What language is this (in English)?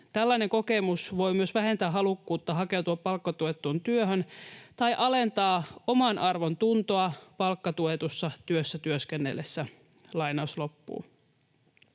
Finnish